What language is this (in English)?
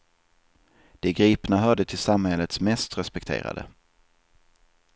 Swedish